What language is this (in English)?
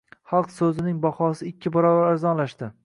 Uzbek